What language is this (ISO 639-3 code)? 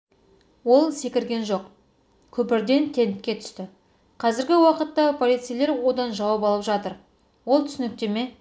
kaz